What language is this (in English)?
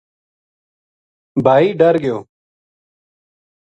Gujari